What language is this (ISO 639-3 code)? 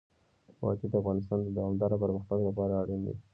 pus